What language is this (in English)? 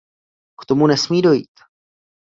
Czech